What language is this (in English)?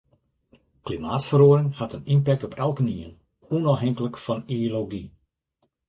Western Frisian